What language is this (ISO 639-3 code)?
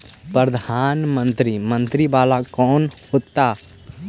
mag